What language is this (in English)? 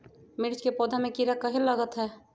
Magahi